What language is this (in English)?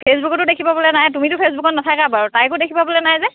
Assamese